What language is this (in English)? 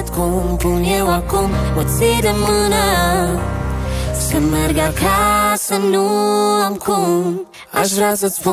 Romanian